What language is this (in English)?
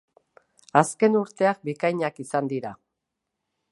Basque